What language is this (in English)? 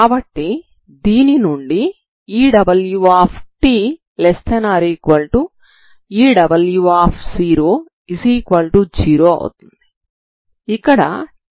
Telugu